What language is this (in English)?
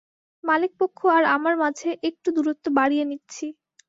Bangla